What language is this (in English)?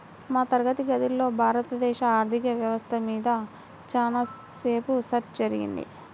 Telugu